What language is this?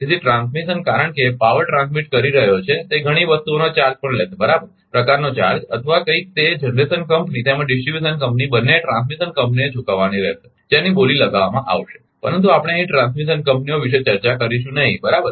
Gujarati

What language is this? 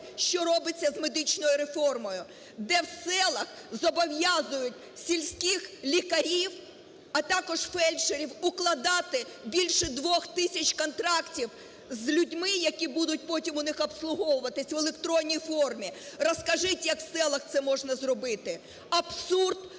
Ukrainian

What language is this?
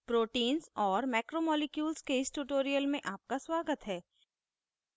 Hindi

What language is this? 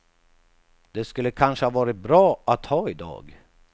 Swedish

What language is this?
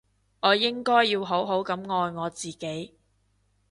Cantonese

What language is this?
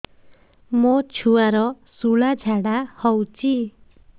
Odia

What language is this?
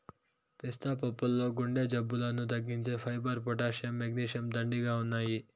Telugu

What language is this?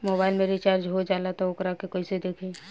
Bhojpuri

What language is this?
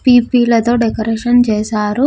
Telugu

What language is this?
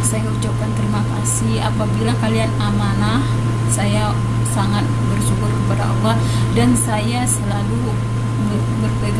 Indonesian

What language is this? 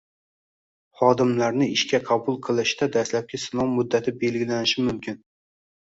Uzbek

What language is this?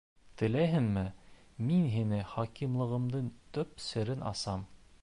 Bashkir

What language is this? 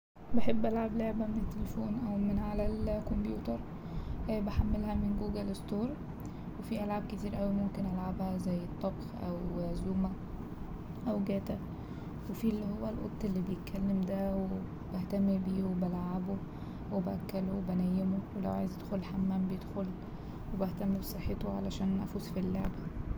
Egyptian Arabic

